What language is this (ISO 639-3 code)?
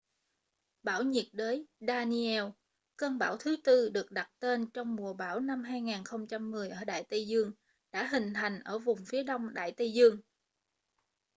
vie